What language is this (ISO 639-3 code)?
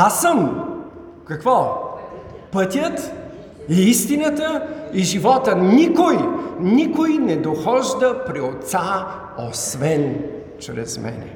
bul